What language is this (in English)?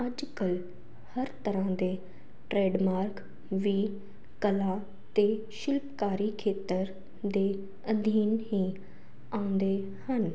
Punjabi